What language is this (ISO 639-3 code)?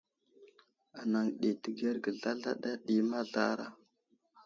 udl